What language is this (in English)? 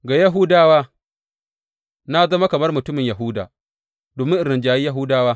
Hausa